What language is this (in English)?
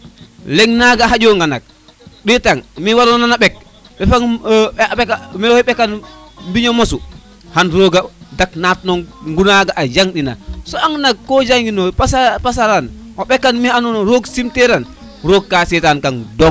Serer